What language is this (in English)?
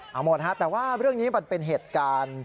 Thai